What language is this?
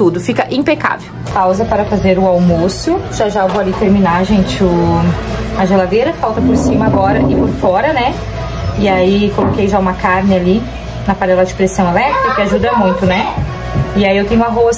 Portuguese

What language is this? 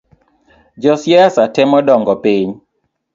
Luo (Kenya and Tanzania)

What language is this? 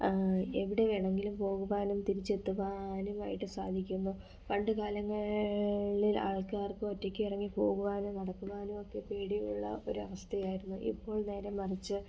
Malayalam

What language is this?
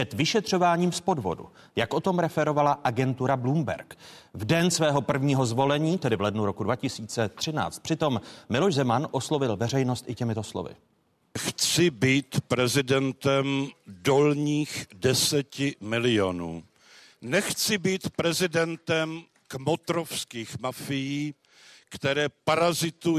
Czech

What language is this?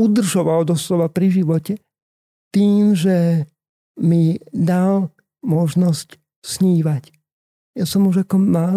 Slovak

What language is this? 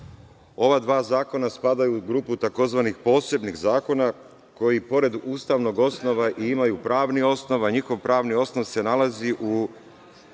Serbian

